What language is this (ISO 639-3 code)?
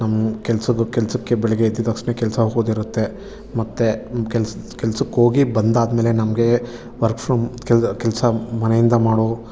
kan